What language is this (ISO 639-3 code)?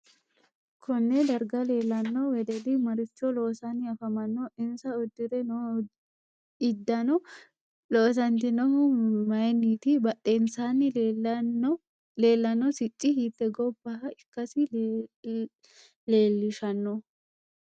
sid